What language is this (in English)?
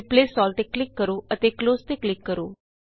Punjabi